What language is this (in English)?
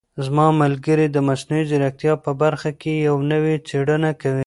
Pashto